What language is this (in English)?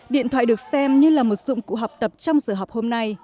Vietnamese